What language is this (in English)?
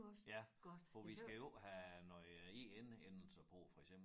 Danish